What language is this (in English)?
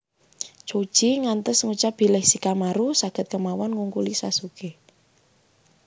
Javanese